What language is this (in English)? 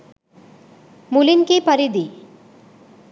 Sinhala